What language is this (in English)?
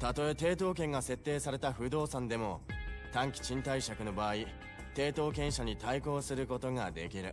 Japanese